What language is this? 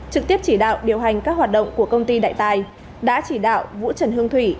Vietnamese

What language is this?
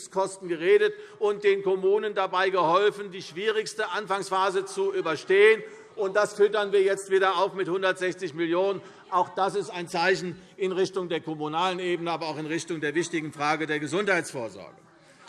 German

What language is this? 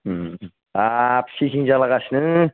Bodo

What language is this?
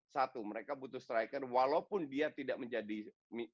Indonesian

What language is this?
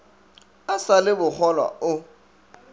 Northern Sotho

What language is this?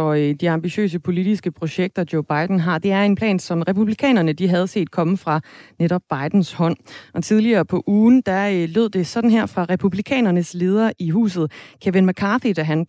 Danish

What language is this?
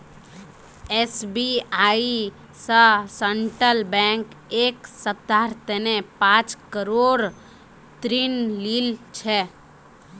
Magahi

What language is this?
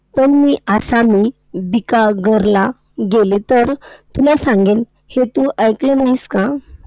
Marathi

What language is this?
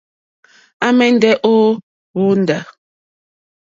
Mokpwe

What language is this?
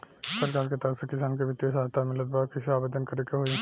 Bhojpuri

